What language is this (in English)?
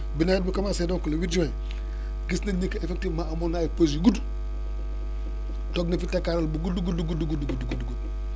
Wolof